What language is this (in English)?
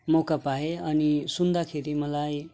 Nepali